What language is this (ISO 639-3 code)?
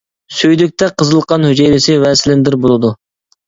uig